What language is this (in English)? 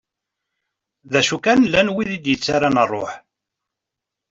Kabyle